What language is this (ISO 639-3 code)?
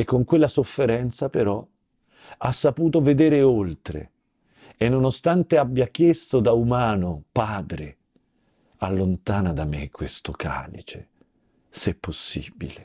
ita